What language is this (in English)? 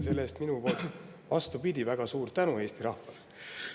Estonian